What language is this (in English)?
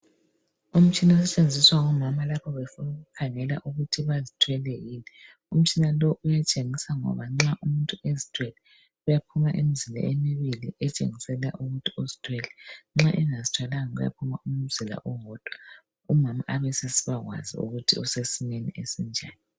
North Ndebele